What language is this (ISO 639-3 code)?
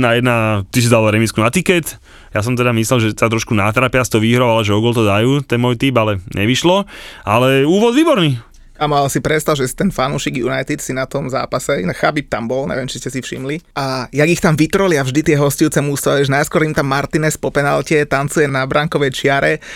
slk